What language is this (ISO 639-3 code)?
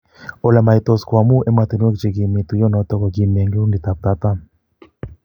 kln